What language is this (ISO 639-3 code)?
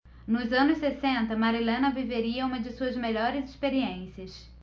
por